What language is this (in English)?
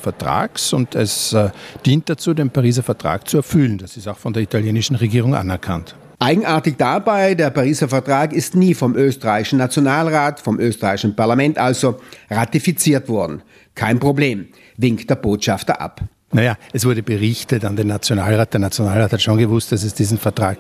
German